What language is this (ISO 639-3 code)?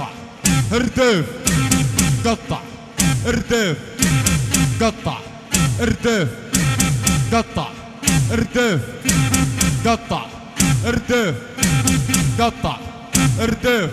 ara